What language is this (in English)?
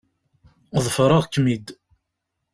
Kabyle